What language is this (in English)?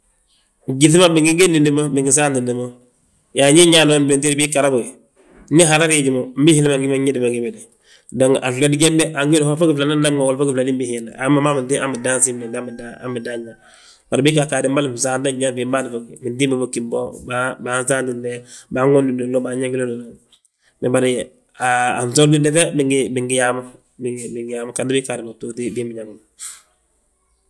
Balanta-Ganja